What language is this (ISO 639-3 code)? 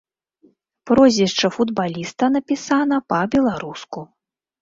bel